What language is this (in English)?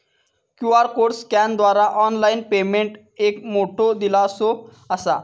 Marathi